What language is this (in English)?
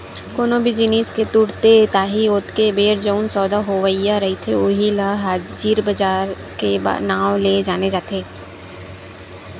Chhattisgarhi